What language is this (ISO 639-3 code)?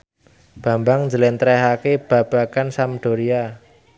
jav